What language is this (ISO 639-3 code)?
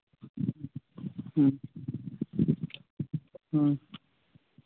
sat